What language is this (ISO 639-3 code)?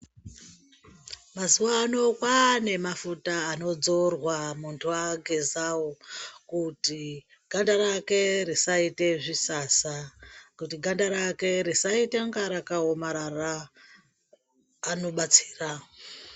ndc